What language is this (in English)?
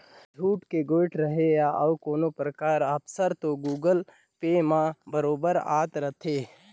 Chhattisgarhi